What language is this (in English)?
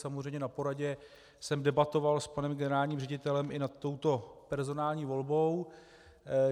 Czech